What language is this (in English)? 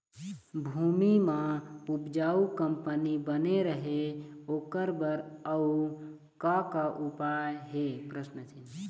Chhattisgarhi